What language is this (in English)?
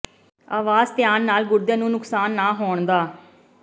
Punjabi